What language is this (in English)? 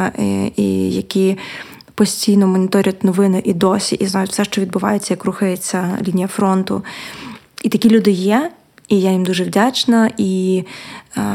Ukrainian